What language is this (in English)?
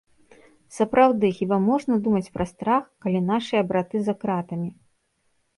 Belarusian